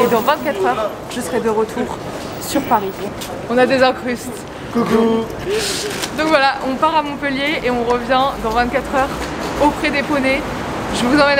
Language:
French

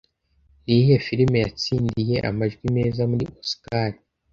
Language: Kinyarwanda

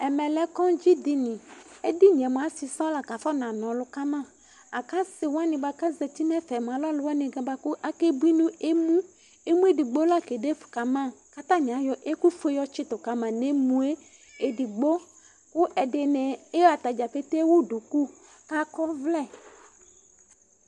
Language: Ikposo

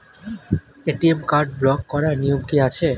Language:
Bangla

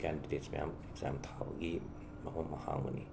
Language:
Manipuri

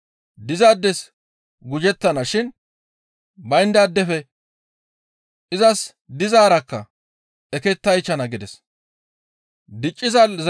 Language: Gamo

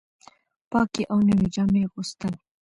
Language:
Pashto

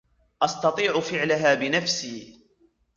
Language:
Arabic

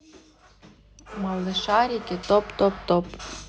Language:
Russian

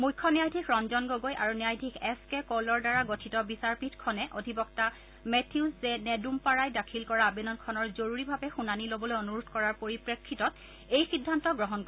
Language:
Assamese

